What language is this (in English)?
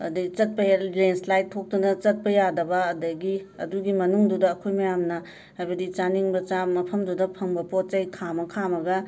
Manipuri